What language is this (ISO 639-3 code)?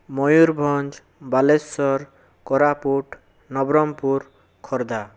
ori